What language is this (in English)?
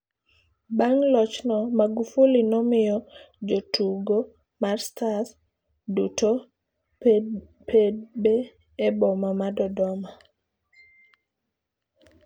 Luo (Kenya and Tanzania)